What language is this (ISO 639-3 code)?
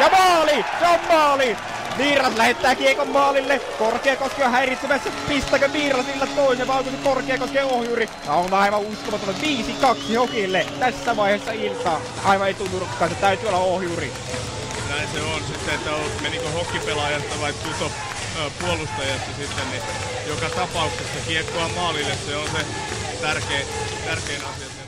fin